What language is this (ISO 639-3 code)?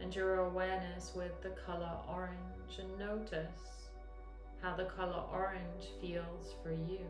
eng